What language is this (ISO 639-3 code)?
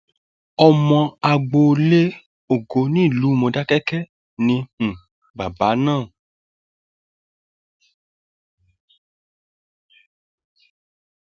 yor